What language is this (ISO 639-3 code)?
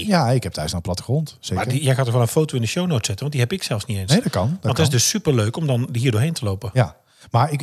nld